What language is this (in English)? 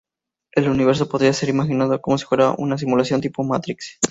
Spanish